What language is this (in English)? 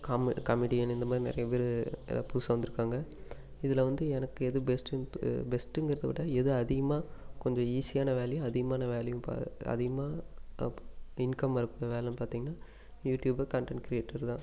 Tamil